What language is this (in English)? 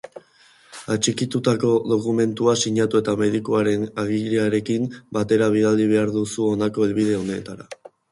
Basque